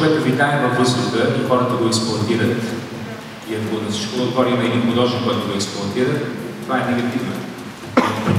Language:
Bulgarian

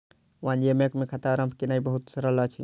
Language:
Maithili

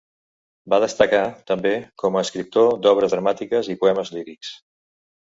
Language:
Catalan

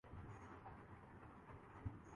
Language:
Urdu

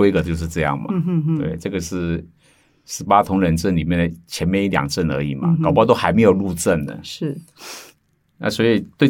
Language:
Chinese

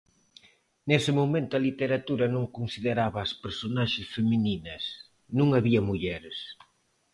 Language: Galician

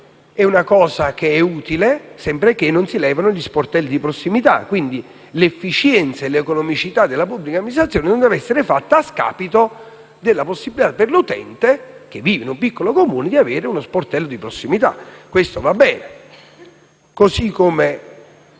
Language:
Italian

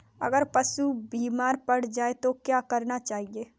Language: Hindi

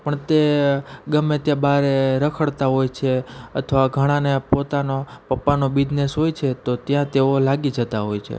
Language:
Gujarati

